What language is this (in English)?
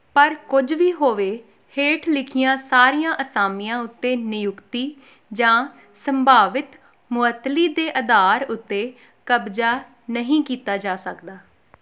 Punjabi